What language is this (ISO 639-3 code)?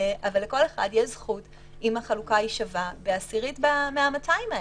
heb